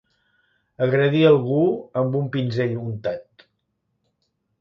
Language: Catalan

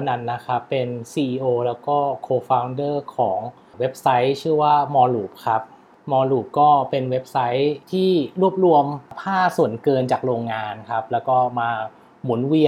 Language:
Thai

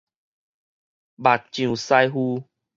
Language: Min Nan Chinese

